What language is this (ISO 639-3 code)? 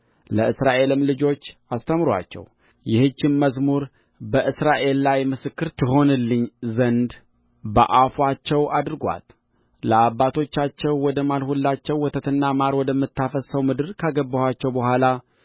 amh